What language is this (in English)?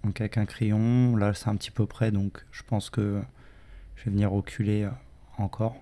French